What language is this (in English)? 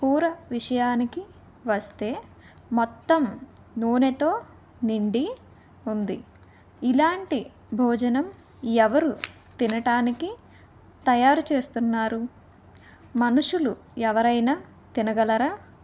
Telugu